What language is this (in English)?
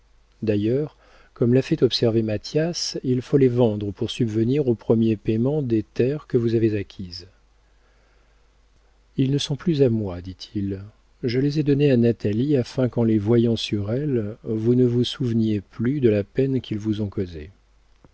French